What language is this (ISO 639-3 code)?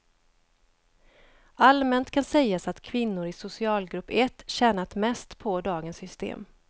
swe